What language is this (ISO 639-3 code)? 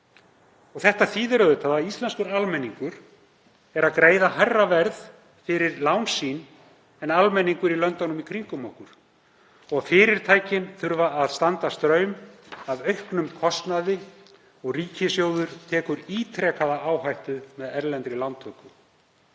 isl